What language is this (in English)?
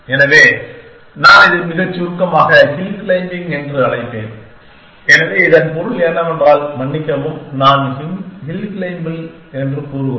Tamil